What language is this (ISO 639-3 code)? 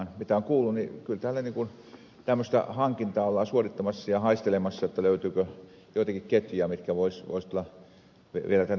fin